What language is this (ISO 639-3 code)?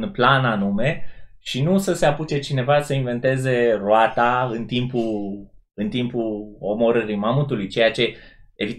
ron